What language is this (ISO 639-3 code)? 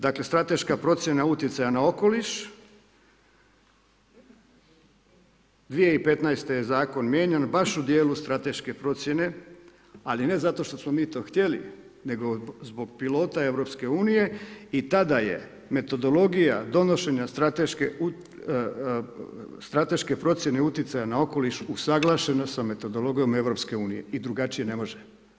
hrv